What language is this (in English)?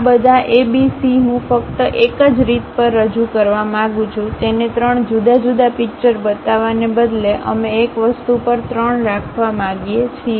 Gujarati